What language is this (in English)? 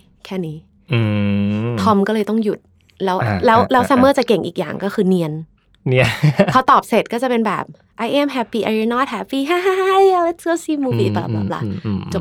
Thai